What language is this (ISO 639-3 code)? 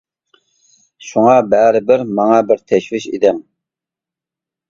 uig